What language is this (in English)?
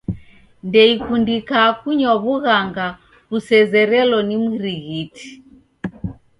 Taita